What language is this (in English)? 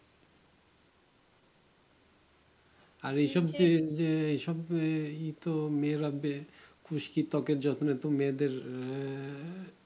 Bangla